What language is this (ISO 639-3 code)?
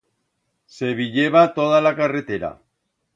arg